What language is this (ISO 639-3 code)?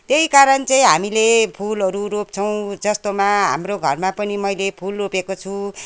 nep